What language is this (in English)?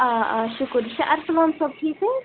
Kashmiri